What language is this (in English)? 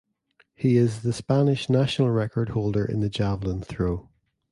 English